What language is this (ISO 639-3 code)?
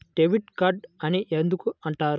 tel